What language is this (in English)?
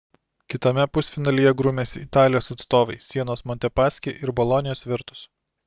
Lithuanian